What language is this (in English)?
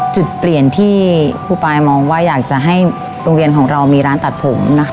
Thai